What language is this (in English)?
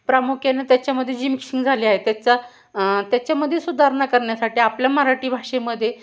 Marathi